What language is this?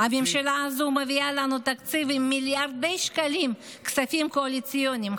Hebrew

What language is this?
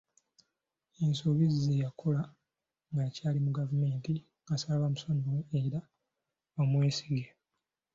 Ganda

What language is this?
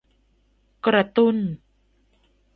Thai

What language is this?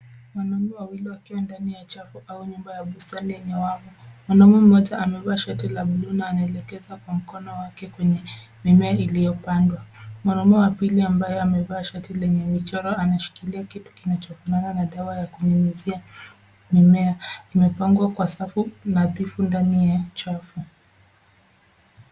Swahili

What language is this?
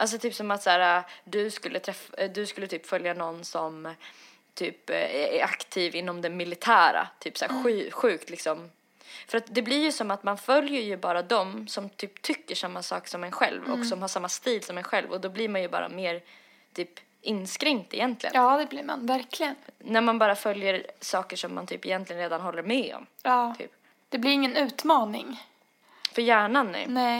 Swedish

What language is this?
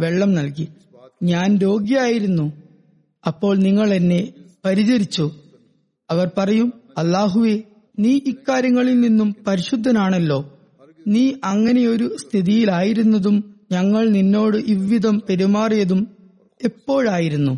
Malayalam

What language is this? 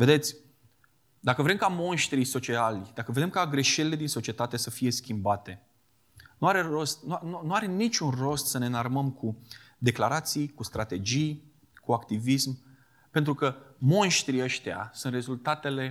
Romanian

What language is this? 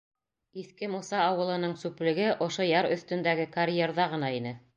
Bashkir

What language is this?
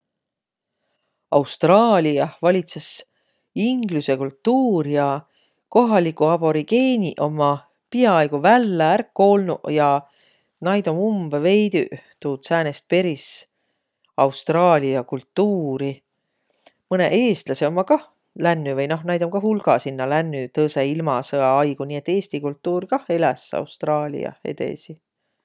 Võro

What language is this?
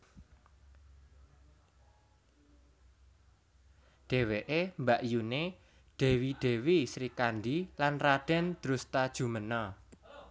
Javanese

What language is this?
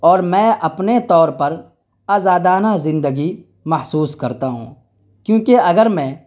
Urdu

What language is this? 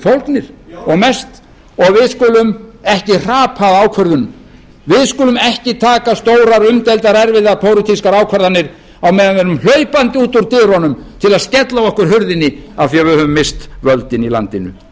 Icelandic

